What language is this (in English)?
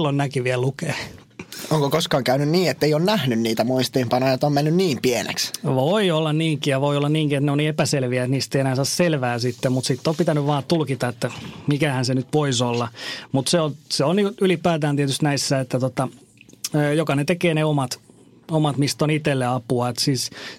Finnish